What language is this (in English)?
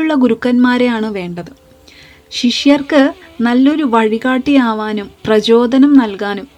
Malayalam